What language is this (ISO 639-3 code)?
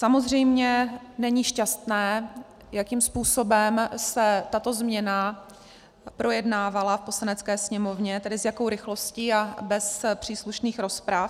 ces